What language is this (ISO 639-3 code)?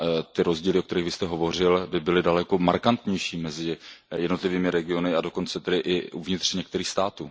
ces